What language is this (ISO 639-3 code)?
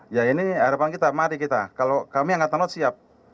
ind